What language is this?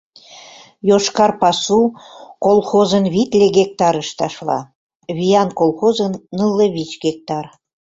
Mari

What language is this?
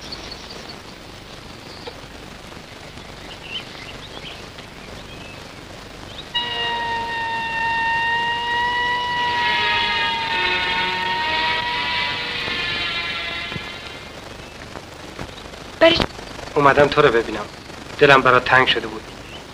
Persian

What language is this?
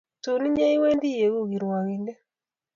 Kalenjin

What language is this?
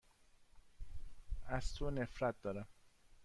Persian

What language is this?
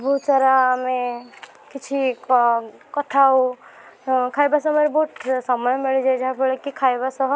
Odia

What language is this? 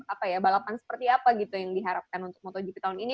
Indonesian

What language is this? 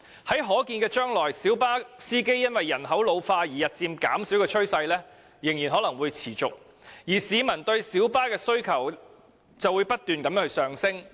Cantonese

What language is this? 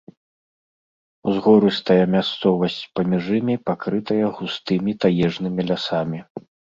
Belarusian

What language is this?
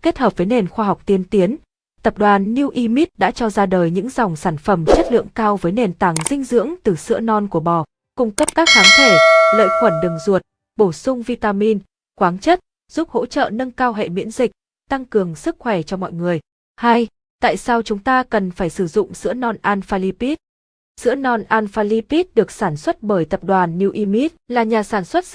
Vietnamese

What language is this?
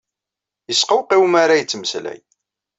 Kabyle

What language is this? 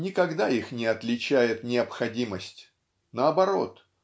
Russian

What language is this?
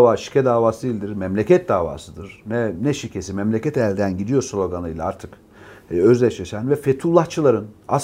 Turkish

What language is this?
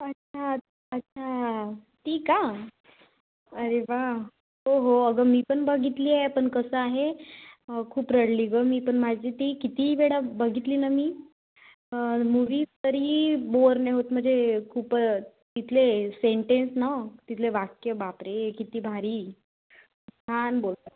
Marathi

